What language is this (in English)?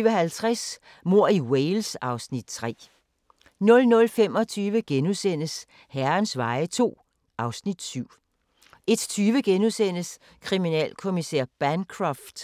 Danish